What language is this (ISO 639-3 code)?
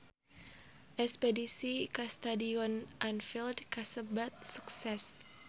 sun